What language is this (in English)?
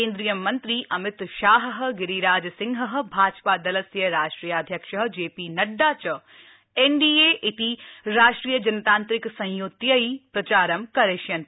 Sanskrit